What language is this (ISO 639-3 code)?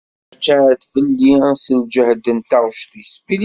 kab